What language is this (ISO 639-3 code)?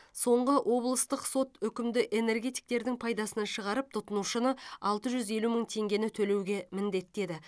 kaz